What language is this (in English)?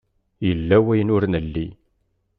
Kabyle